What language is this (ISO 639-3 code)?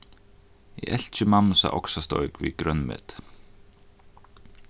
fao